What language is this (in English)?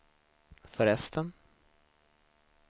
Swedish